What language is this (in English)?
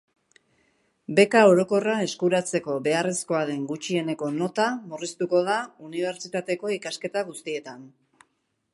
Basque